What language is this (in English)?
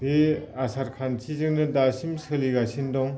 Bodo